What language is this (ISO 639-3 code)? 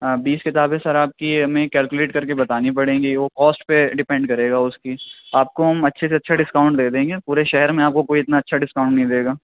urd